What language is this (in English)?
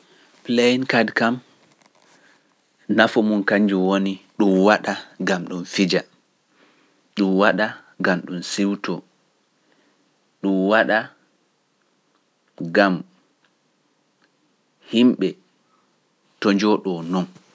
Pular